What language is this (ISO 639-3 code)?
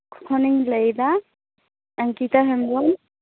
sat